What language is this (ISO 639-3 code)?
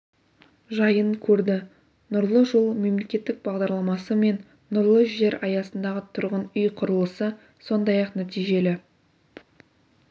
kaz